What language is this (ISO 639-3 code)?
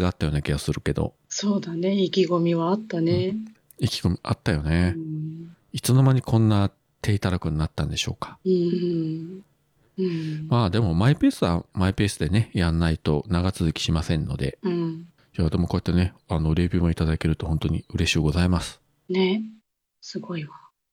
jpn